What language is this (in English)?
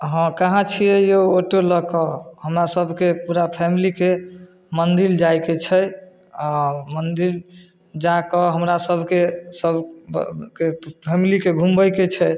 Maithili